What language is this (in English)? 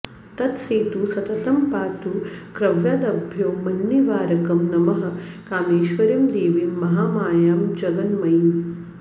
Sanskrit